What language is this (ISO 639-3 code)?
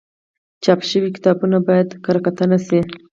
pus